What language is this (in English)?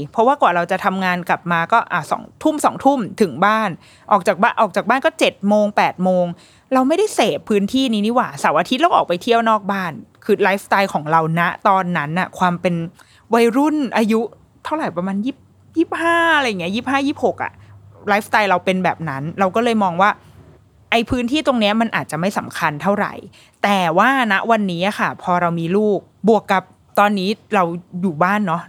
Thai